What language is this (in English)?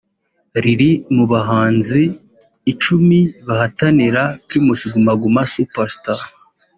Kinyarwanda